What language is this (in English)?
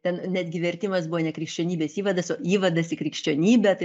Lithuanian